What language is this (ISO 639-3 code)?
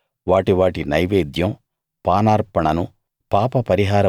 tel